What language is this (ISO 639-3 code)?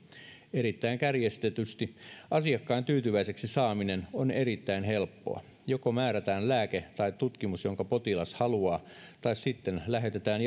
fin